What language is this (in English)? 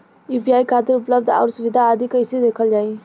Bhojpuri